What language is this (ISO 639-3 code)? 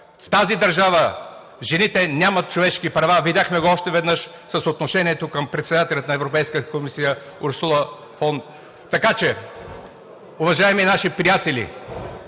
bul